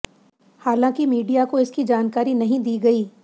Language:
Hindi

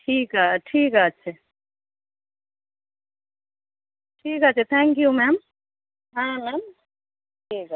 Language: Bangla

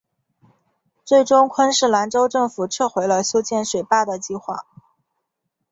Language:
Chinese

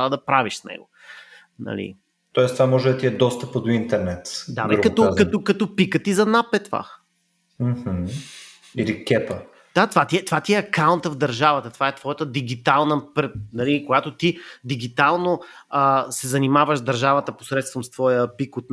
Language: Bulgarian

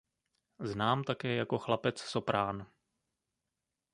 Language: Czech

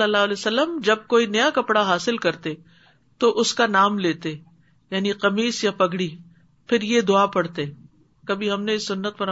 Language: Urdu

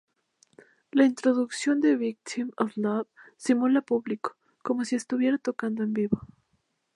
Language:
Spanish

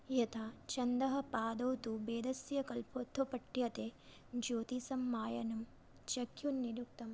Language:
Sanskrit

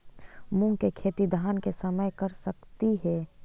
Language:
Magahi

